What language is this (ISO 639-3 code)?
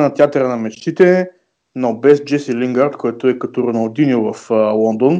bul